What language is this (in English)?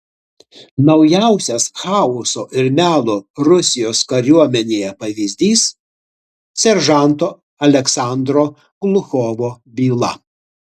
Lithuanian